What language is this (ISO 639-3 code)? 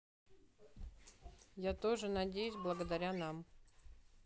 rus